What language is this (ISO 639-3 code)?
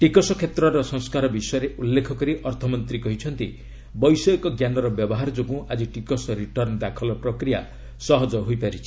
ori